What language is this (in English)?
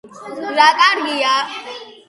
Georgian